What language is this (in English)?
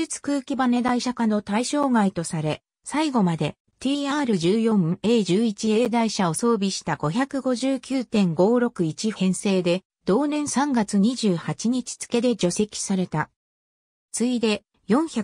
Japanese